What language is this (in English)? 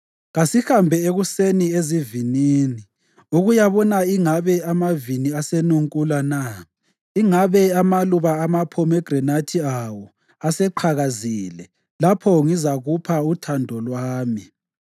North Ndebele